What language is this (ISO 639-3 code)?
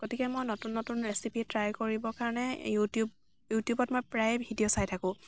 asm